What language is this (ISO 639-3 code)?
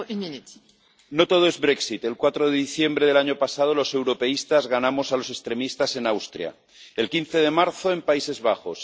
spa